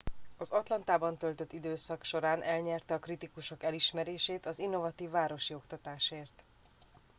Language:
Hungarian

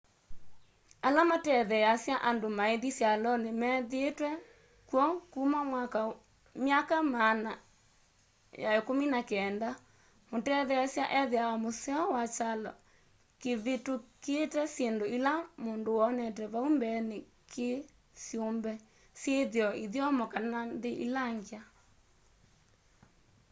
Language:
Kamba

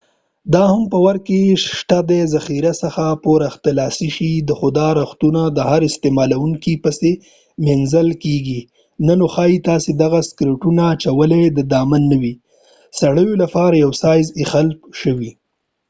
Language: Pashto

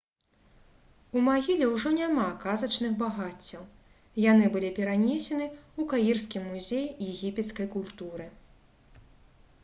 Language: Belarusian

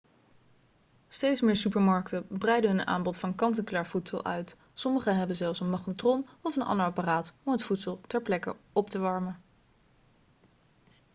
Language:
Dutch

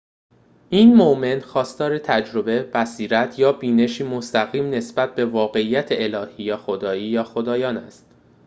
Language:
Persian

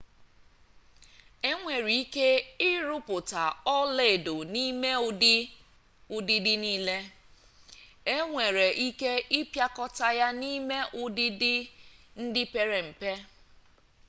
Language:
Igbo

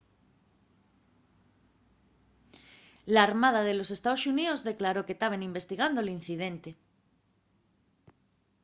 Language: Asturian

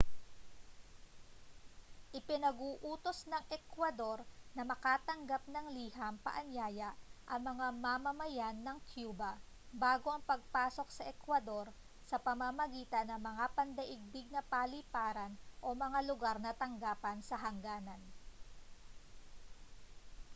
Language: Filipino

